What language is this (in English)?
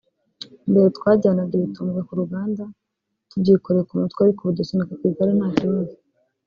Kinyarwanda